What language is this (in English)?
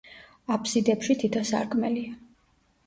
Georgian